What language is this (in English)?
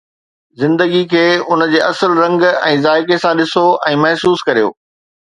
Sindhi